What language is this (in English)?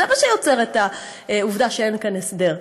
Hebrew